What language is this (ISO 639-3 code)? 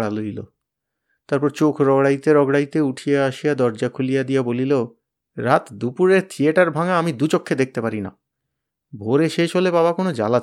ben